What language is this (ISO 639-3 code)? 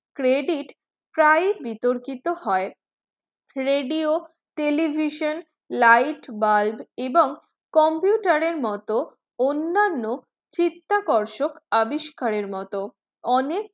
ben